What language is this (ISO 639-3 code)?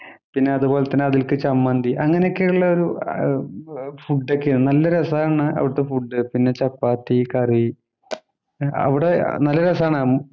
mal